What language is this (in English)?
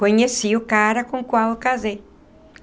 Portuguese